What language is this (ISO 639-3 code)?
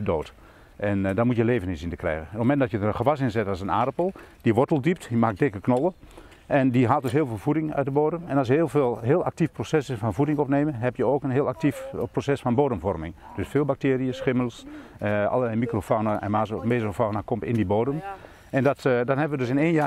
nld